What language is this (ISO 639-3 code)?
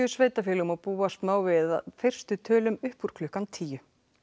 isl